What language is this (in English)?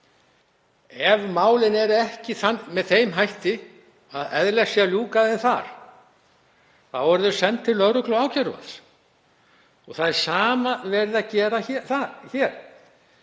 Icelandic